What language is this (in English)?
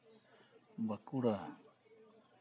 Santali